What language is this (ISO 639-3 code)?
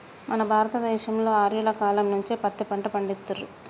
tel